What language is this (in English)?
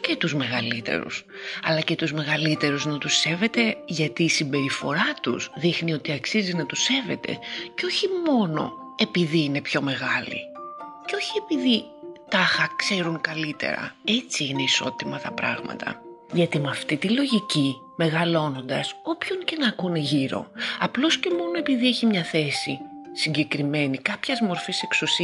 Greek